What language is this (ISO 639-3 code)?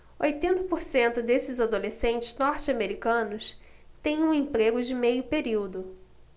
por